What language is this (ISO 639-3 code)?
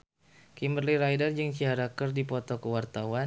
sun